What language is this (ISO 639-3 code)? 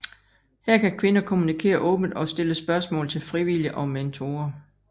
dan